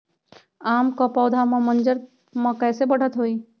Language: Magahi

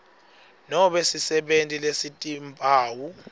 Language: Swati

